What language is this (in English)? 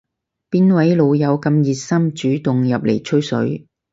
Cantonese